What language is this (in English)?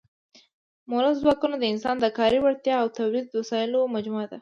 Pashto